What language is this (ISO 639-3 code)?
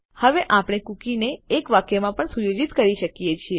guj